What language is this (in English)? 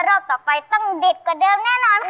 Thai